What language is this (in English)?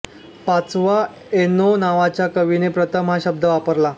Marathi